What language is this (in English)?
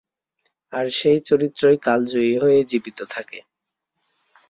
Bangla